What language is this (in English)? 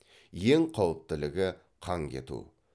Kazakh